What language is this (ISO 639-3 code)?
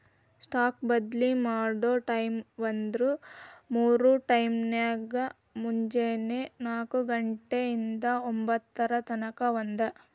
kan